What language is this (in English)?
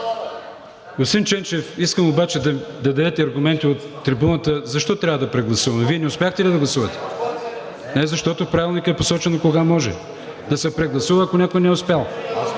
Bulgarian